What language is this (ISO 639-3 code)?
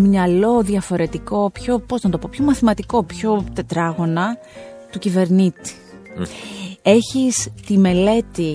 ell